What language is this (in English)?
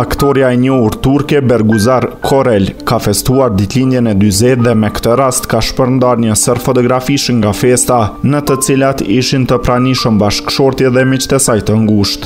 Romanian